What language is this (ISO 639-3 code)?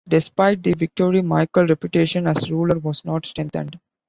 eng